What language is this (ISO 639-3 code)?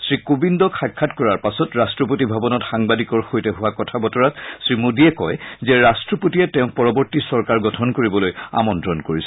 asm